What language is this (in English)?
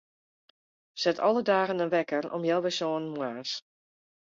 Western Frisian